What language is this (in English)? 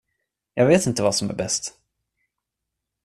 Swedish